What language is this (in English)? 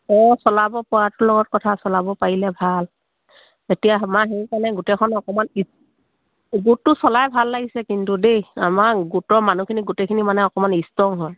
Assamese